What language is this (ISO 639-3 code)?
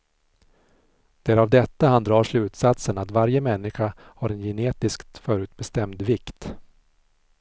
swe